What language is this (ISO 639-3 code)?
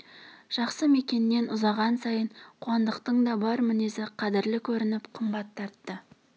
kaz